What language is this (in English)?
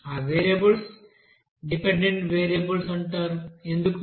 Telugu